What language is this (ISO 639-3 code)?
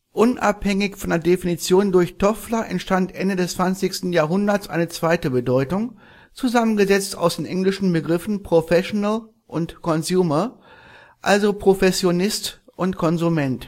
deu